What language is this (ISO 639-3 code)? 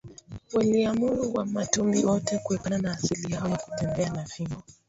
swa